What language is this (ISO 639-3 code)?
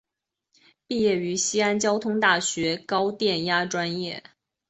zho